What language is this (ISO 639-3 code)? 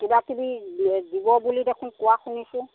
asm